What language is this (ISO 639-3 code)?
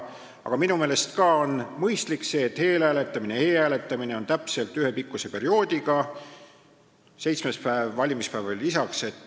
est